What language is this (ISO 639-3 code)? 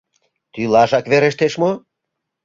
chm